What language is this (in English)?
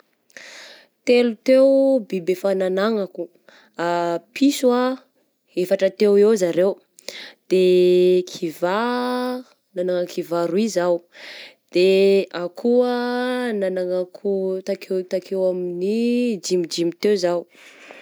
Southern Betsimisaraka Malagasy